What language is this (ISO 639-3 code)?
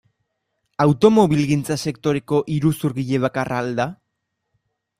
eus